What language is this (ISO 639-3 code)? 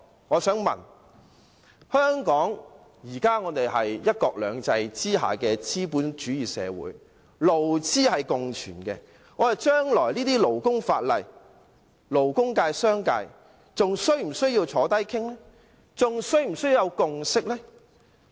yue